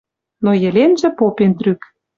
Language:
Western Mari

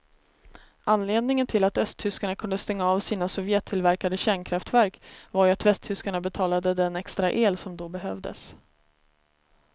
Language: Swedish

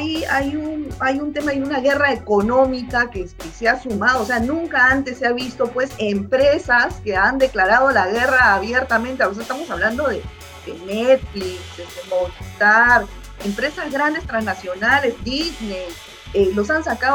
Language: Spanish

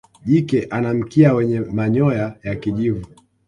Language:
Swahili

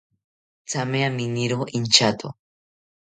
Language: South Ucayali Ashéninka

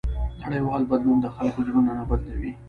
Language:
Pashto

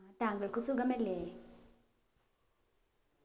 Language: Malayalam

